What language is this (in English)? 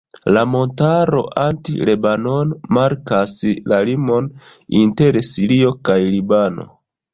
Esperanto